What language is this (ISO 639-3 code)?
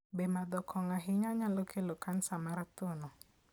luo